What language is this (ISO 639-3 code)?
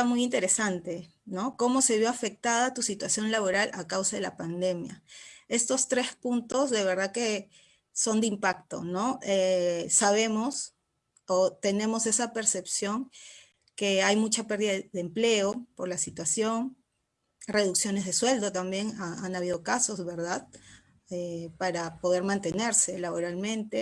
spa